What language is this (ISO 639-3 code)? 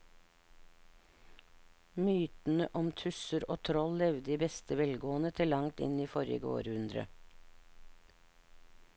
nor